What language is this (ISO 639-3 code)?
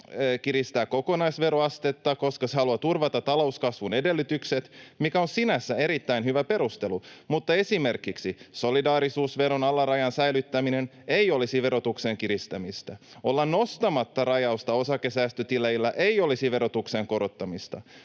fin